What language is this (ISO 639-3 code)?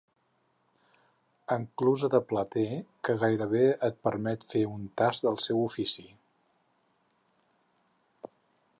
cat